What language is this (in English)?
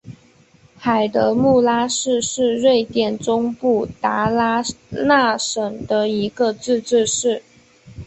Chinese